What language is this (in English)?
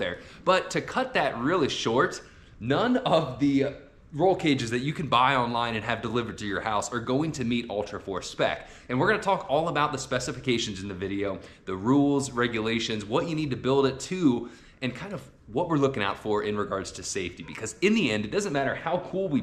English